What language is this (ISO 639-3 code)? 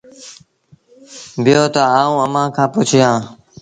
sbn